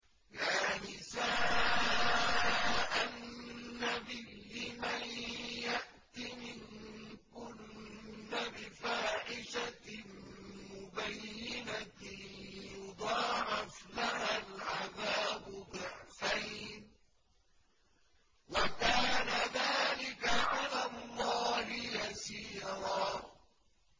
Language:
Arabic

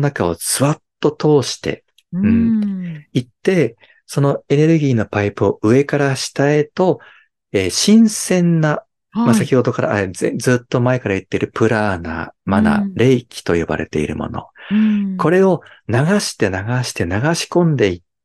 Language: Japanese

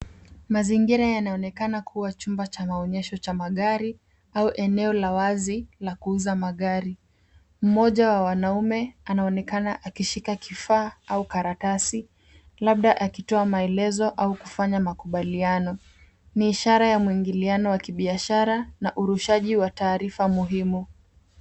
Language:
Swahili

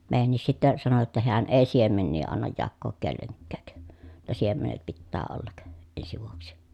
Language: Finnish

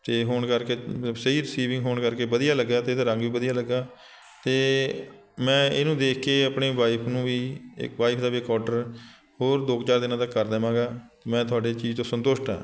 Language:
Punjabi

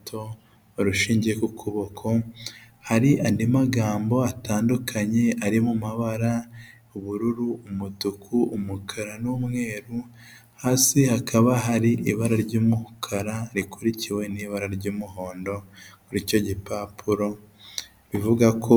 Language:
Kinyarwanda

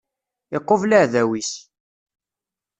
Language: Kabyle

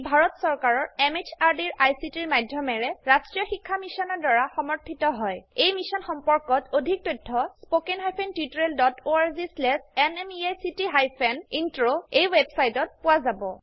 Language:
Assamese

